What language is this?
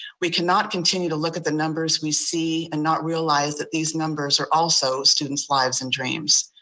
English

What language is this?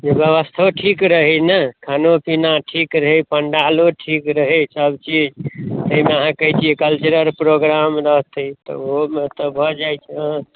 Maithili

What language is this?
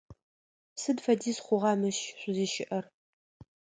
Adyghe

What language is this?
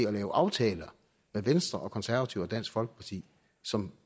Danish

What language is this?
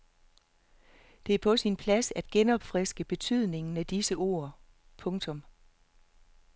Danish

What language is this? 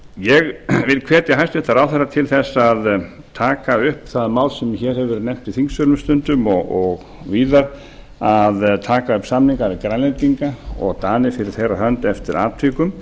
Icelandic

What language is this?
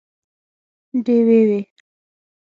Pashto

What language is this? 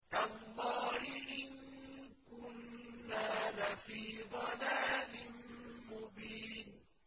Arabic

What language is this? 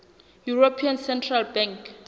Southern Sotho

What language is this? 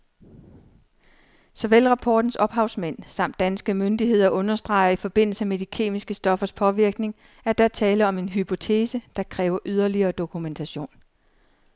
Danish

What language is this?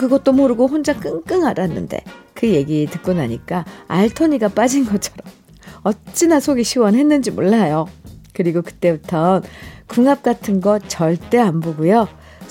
Korean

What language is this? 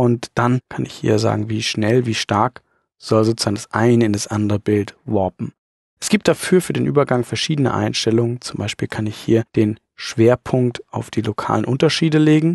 German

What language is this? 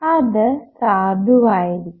Malayalam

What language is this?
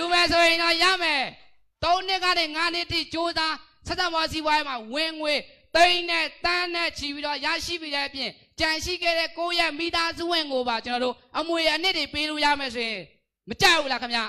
Thai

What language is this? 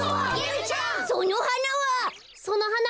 Japanese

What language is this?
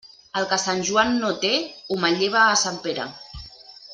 Catalan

